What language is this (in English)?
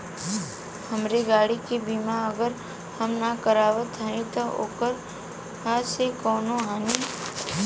Bhojpuri